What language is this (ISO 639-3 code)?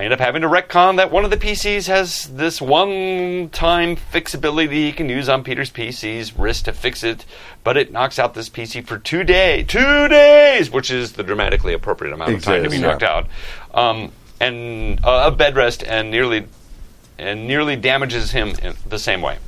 eng